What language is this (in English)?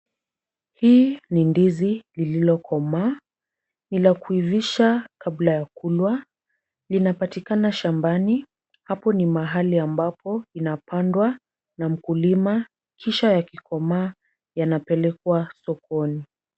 Swahili